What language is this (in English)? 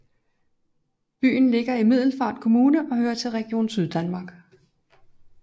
Danish